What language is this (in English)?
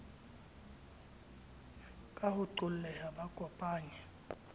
Southern Sotho